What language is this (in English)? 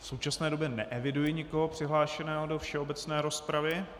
Czech